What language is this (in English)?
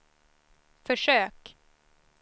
Swedish